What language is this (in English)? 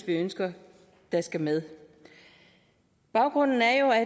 Danish